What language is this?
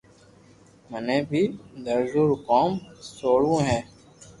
Loarki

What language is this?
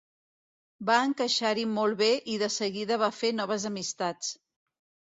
Catalan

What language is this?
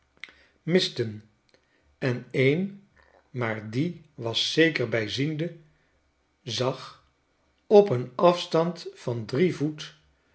Dutch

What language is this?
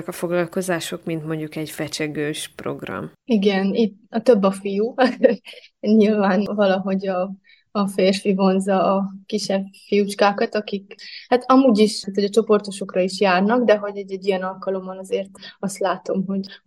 Hungarian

